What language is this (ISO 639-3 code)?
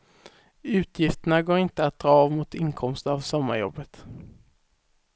swe